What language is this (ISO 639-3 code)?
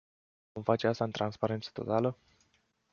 ron